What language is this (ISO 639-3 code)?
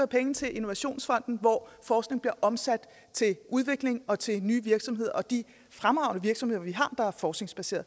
dan